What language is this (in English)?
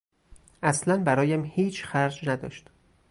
Persian